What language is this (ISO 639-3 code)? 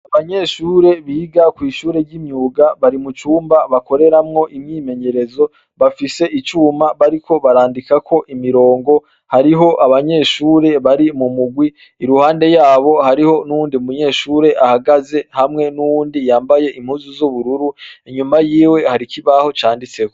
run